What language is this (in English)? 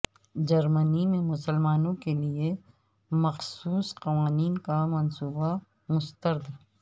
Urdu